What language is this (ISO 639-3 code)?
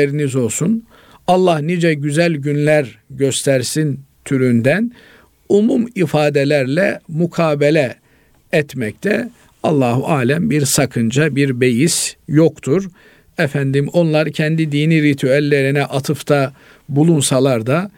tur